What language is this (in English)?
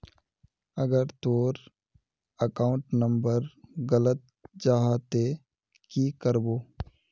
Magahi